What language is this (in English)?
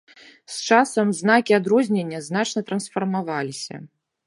Belarusian